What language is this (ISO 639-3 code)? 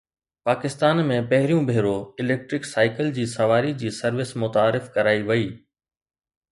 snd